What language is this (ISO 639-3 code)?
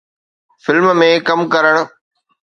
snd